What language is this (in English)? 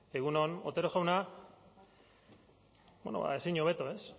Basque